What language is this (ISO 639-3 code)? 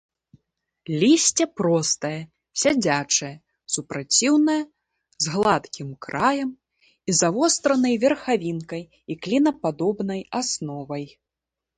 bel